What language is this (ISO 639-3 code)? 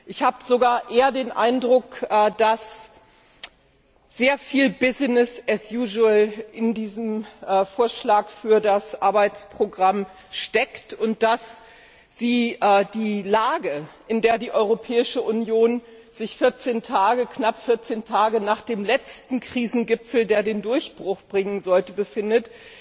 deu